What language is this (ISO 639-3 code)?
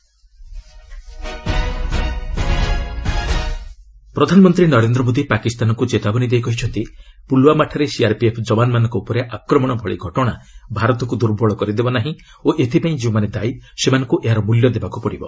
ori